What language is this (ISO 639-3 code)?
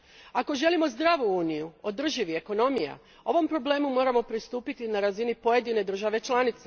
hrv